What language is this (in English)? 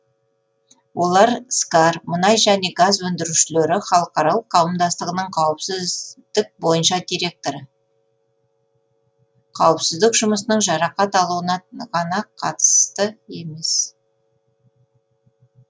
Kazakh